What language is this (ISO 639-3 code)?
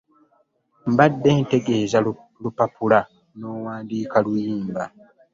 lug